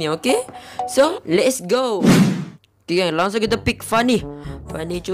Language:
Malay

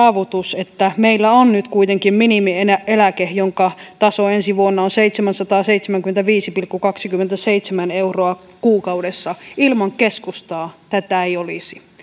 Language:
Finnish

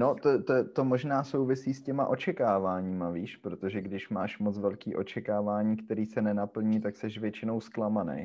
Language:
Czech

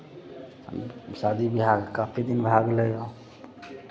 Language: Maithili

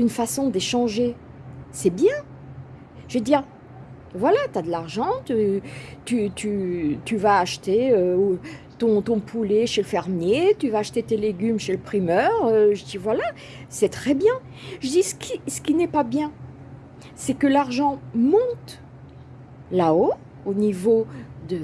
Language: French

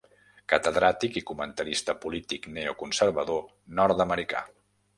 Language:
Catalan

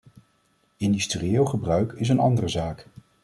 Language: Dutch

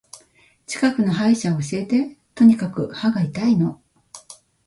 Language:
Japanese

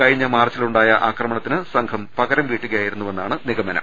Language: Malayalam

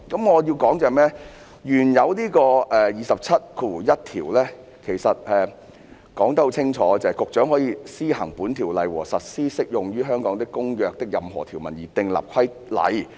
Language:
Cantonese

